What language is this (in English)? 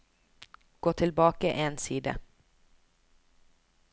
Norwegian